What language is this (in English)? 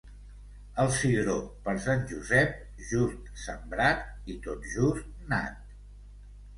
Catalan